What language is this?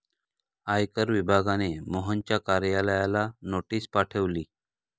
Marathi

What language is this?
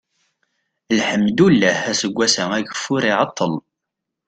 Kabyle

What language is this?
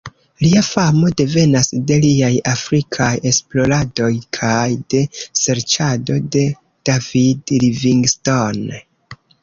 Esperanto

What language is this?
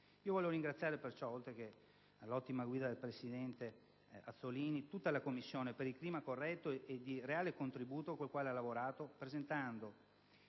Italian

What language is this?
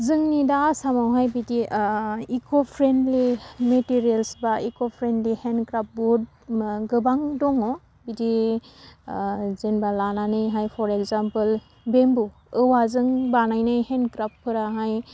Bodo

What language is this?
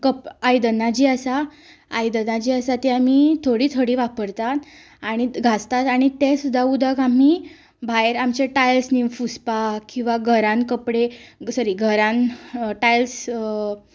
Konkani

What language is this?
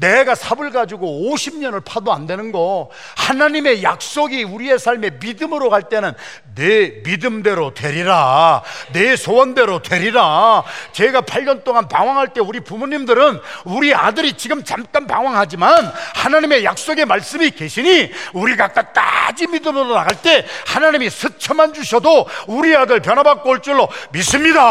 Korean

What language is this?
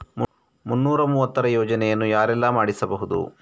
Kannada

